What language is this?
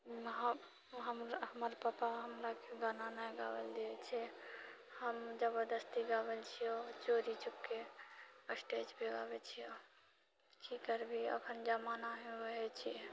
Maithili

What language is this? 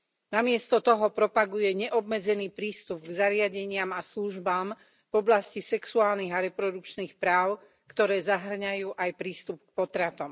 Slovak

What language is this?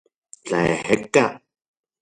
Central Puebla Nahuatl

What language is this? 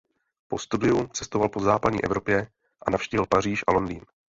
Czech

